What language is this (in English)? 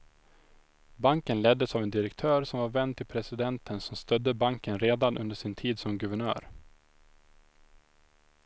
Swedish